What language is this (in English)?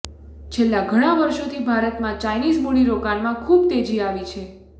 Gujarati